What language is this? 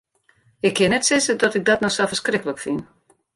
Western Frisian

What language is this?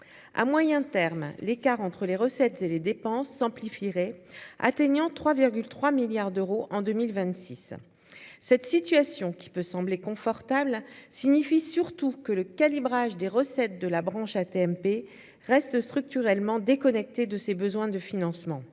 French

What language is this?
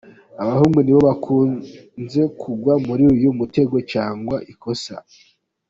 Kinyarwanda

